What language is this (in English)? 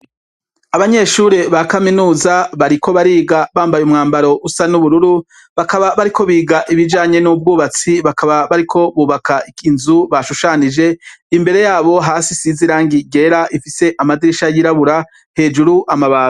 Rundi